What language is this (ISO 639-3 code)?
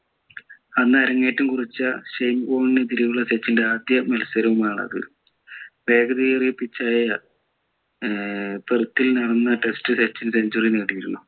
mal